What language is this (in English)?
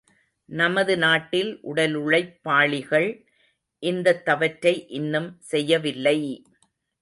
Tamil